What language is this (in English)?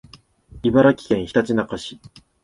Japanese